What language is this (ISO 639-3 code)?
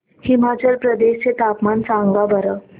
mar